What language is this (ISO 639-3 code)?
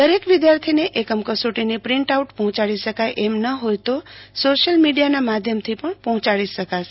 guj